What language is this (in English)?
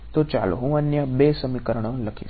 Gujarati